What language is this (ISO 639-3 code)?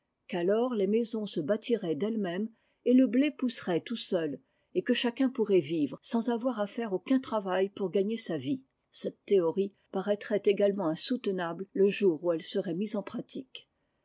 fra